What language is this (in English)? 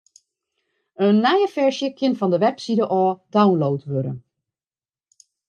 Western Frisian